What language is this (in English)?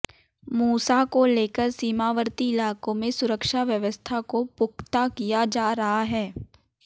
Hindi